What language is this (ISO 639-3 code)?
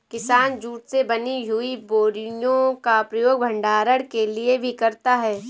hin